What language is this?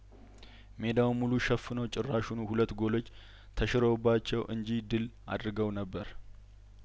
Amharic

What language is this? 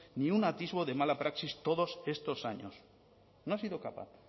Spanish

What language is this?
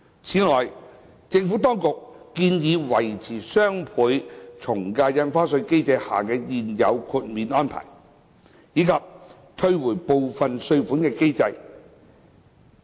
Cantonese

